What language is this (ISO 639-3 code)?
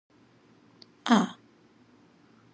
nan